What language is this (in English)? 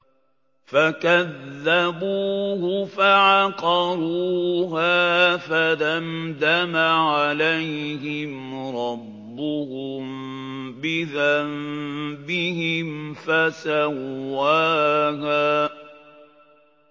Arabic